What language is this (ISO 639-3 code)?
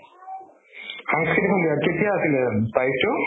asm